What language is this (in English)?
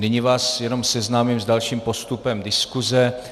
Czech